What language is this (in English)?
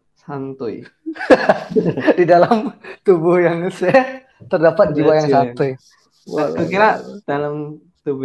Indonesian